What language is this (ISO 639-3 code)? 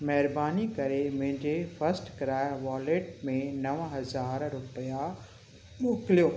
snd